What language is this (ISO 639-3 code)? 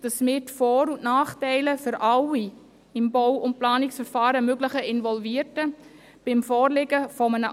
gsw